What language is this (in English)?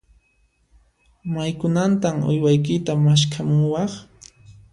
Puno Quechua